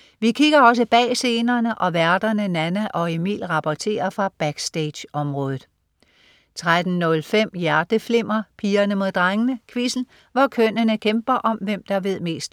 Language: Danish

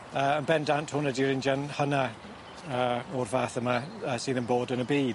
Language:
Welsh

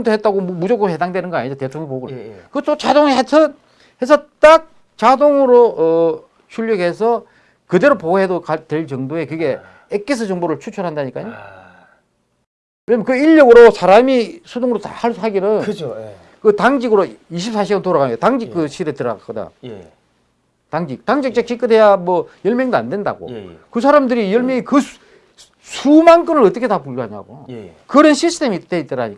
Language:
Korean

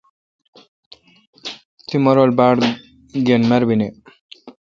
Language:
Kalkoti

